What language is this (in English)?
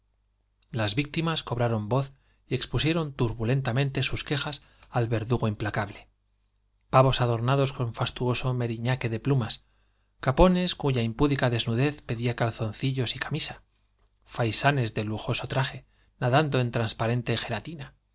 Spanish